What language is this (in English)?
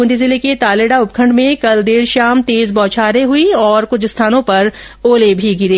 Hindi